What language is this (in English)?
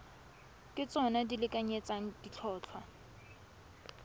Tswana